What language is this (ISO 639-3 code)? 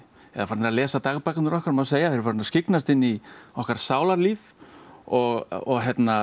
isl